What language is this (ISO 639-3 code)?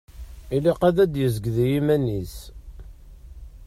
kab